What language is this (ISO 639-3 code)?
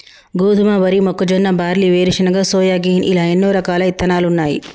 tel